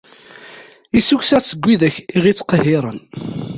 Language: Kabyle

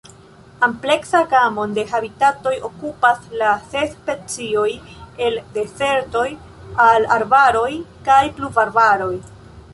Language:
Esperanto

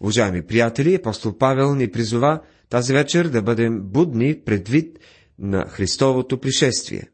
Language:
Bulgarian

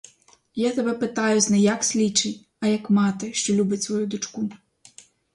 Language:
Ukrainian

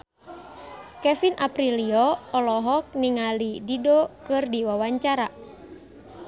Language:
Sundanese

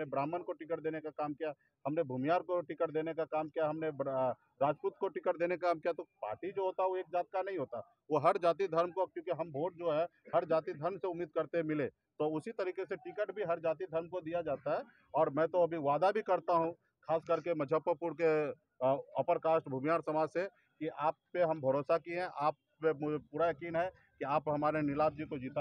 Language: Hindi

